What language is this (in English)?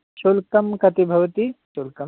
Sanskrit